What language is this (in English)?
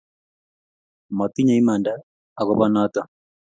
Kalenjin